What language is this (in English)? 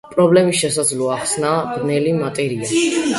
Georgian